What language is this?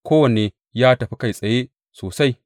Hausa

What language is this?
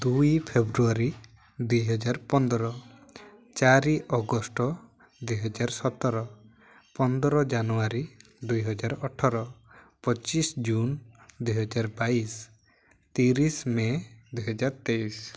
Odia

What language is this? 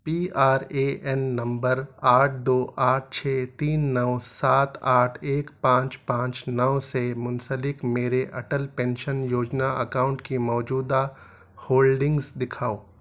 Urdu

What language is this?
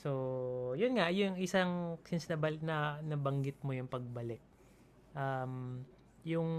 Filipino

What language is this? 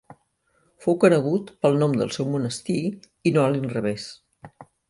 Catalan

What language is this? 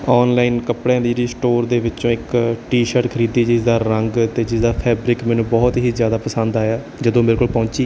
Punjabi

